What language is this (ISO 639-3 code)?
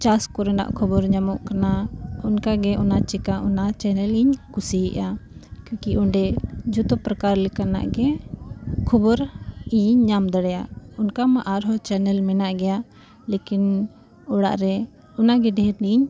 sat